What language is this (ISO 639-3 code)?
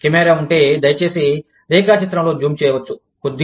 tel